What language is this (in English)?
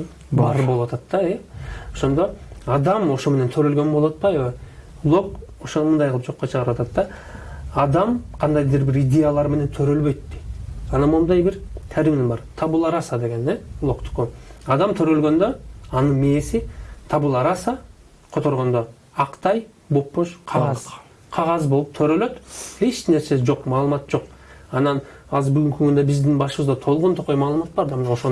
Turkish